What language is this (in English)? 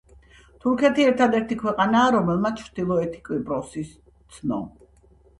Georgian